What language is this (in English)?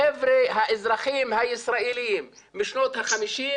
Hebrew